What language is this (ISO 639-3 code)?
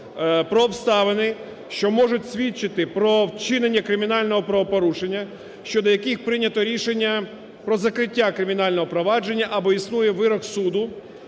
ukr